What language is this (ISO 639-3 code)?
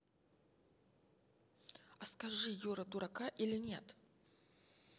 rus